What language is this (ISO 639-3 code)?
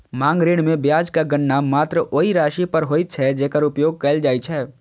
mai